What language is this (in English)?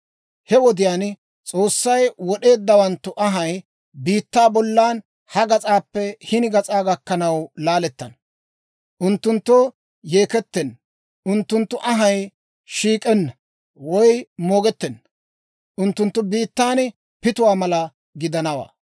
Dawro